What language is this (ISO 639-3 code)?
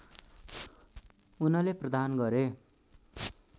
nep